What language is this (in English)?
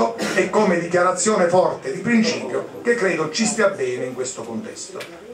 Italian